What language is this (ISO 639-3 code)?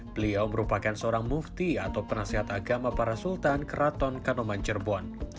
ind